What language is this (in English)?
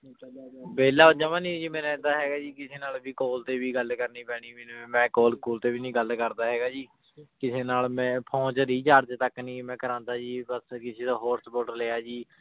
Punjabi